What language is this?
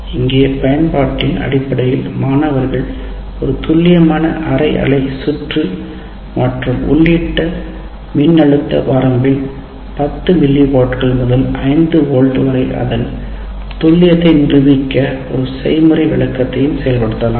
Tamil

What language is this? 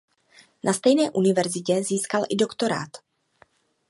Czech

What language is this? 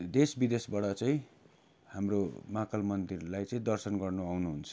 Nepali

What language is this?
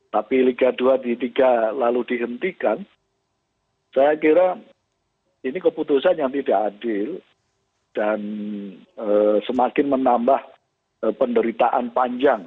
Indonesian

